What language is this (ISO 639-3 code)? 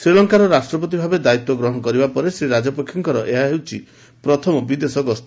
ori